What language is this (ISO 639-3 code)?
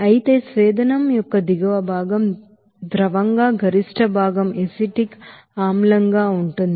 tel